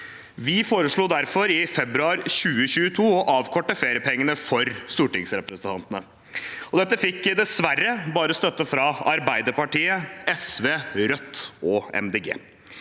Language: Norwegian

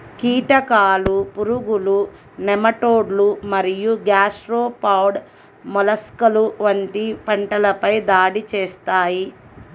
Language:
Telugu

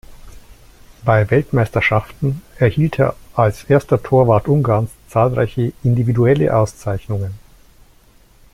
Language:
German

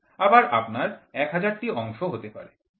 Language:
Bangla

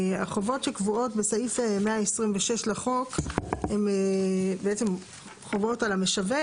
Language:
Hebrew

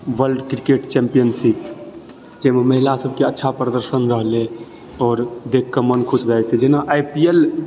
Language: Maithili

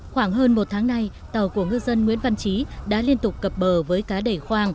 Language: Vietnamese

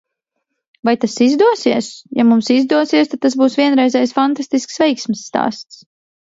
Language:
Latvian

